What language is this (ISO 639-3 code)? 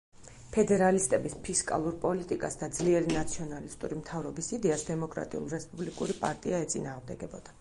kat